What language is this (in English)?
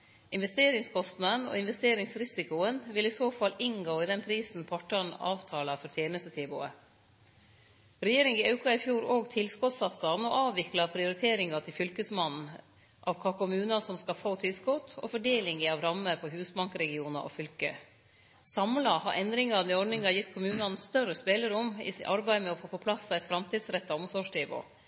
Norwegian Nynorsk